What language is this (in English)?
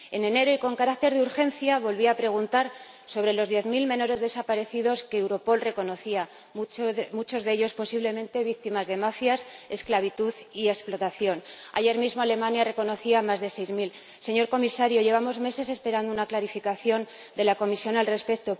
Spanish